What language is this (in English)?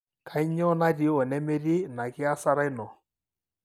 Masai